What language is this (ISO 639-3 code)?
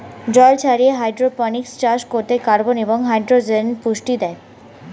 ben